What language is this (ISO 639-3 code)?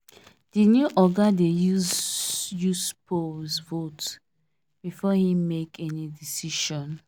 pcm